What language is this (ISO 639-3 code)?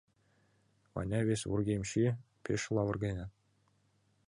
chm